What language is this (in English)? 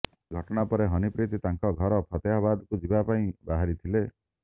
Odia